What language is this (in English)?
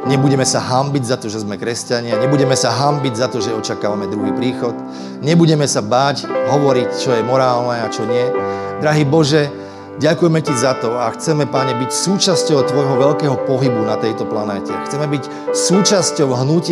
Slovak